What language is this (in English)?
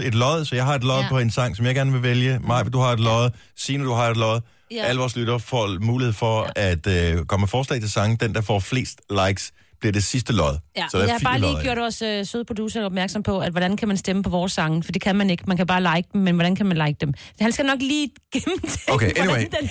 Danish